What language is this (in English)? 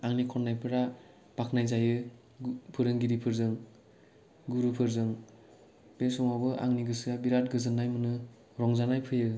Bodo